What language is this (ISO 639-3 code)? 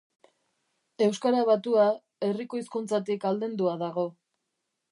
eus